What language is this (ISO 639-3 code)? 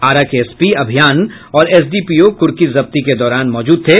hin